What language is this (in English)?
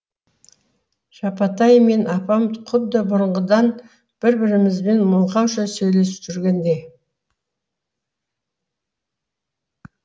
Kazakh